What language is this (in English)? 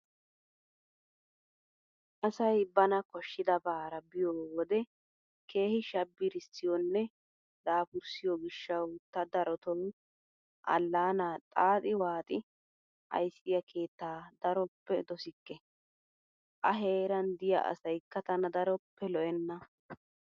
Wolaytta